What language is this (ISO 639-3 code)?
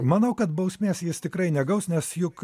lit